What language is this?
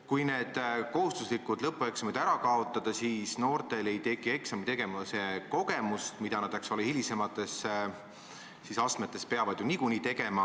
Estonian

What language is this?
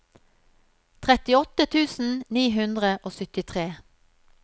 Norwegian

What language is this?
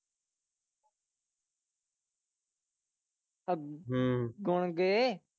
Punjabi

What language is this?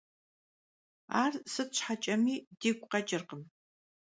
Kabardian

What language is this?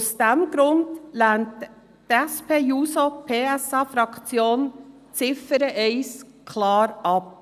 Swiss German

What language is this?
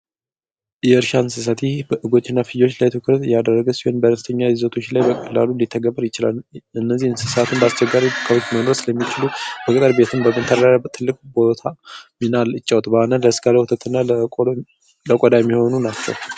Amharic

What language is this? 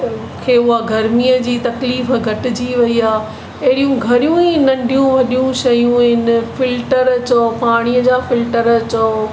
Sindhi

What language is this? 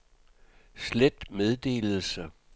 Danish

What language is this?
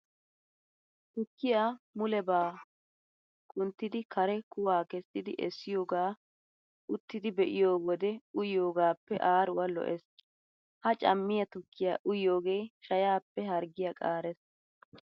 Wolaytta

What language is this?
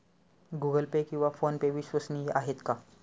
Marathi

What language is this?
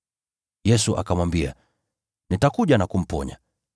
Swahili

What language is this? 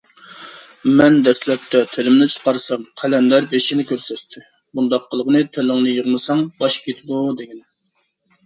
Uyghur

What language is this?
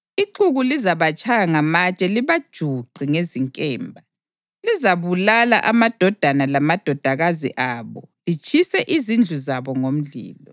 North Ndebele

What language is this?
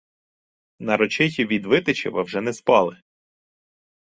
Ukrainian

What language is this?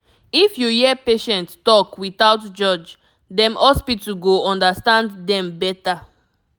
Nigerian Pidgin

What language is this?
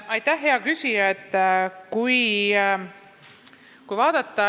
Estonian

